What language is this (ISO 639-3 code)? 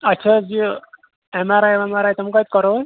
kas